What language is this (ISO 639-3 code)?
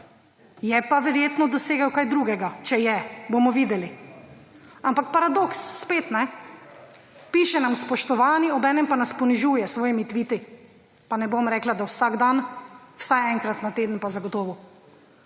slv